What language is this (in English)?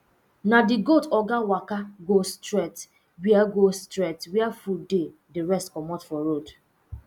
Nigerian Pidgin